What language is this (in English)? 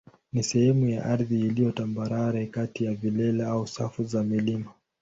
Swahili